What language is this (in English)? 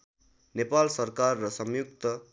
Nepali